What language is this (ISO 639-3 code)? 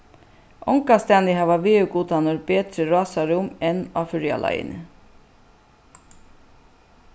fao